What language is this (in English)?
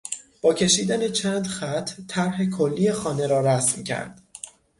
Persian